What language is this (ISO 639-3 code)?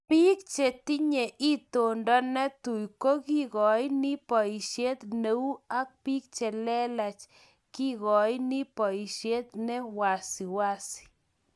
kln